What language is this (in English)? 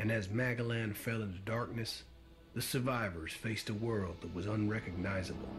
French